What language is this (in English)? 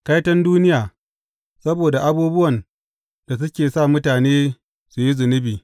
Hausa